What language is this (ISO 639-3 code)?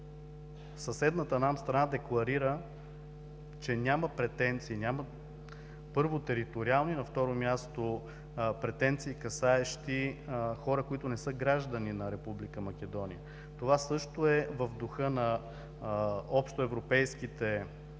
bul